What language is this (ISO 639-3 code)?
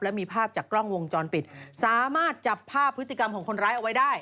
tha